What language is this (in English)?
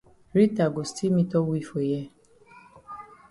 Cameroon Pidgin